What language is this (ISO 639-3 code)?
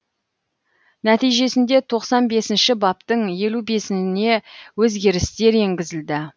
kaz